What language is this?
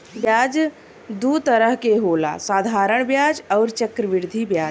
Bhojpuri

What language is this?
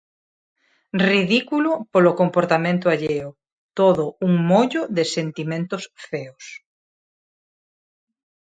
Galician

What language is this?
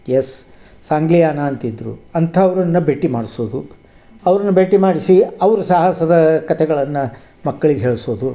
Kannada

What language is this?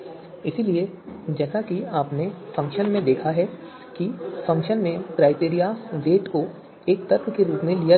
Hindi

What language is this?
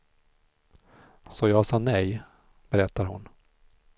Swedish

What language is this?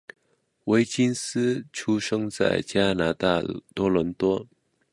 Chinese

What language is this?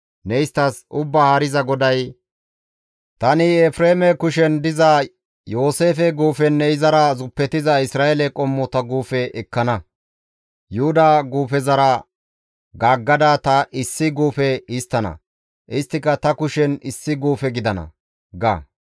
Gamo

